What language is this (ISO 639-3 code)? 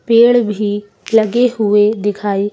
hin